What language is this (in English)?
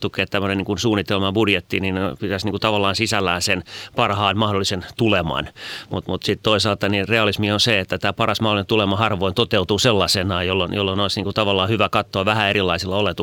Finnish